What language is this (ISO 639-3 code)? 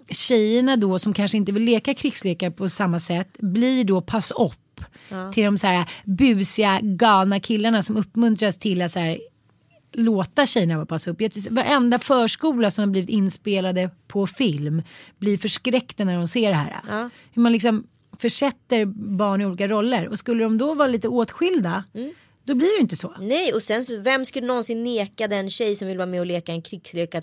swe